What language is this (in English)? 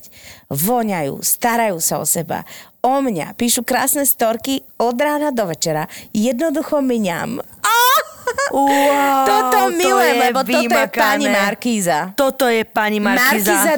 Slovak